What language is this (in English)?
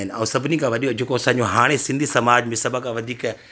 Sindhi